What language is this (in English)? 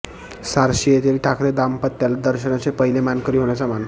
Marathi